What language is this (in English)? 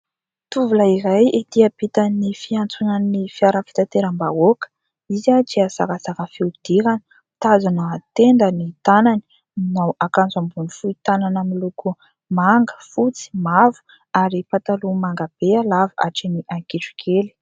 Malagasy